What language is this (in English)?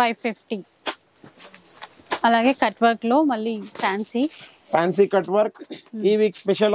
Telugu